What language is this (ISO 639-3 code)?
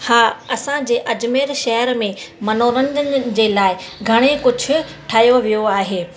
snd